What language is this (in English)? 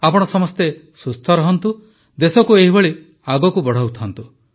Odia